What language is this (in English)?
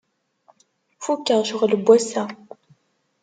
Kabyle